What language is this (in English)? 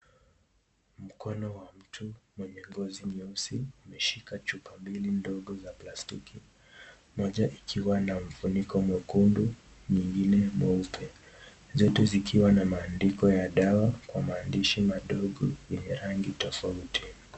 Swahili